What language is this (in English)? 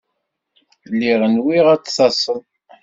Kabyle